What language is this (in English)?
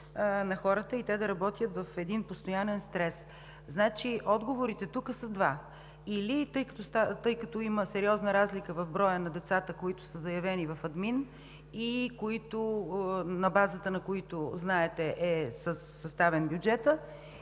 Bulgarian